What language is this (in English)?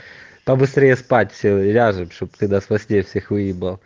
Russian